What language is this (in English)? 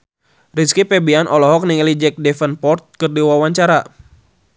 Sundanese